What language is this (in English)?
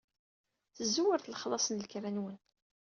Kabyle